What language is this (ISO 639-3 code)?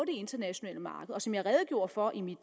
dan